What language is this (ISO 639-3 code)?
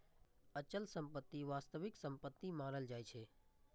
mai